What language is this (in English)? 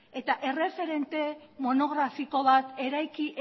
Basque